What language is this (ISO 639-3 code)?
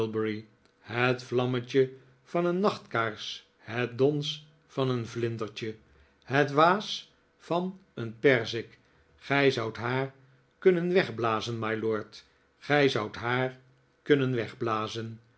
nld